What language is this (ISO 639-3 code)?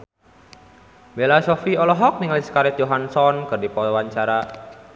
sun